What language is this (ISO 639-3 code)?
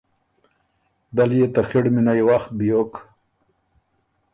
oru